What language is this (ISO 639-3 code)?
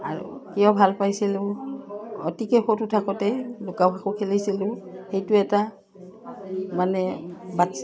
asm